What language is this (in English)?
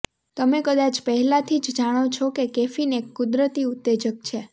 Gujarati